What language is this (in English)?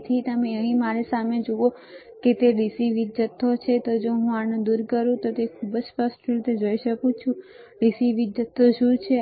Gujarati